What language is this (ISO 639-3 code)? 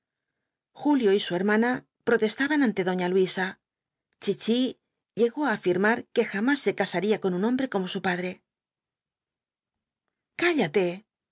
spa